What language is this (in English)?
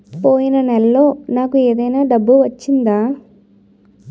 Telugu